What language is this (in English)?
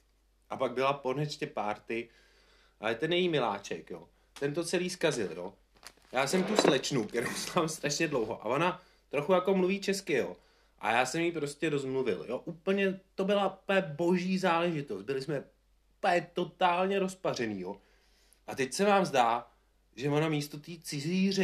Czech